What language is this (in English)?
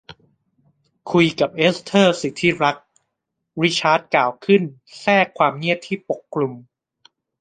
Thai